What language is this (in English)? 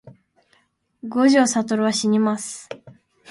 Japanese